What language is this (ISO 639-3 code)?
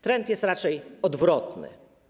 pol